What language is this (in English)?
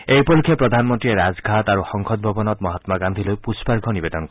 Assamese